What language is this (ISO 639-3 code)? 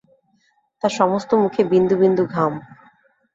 ben